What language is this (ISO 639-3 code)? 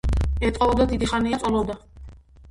kat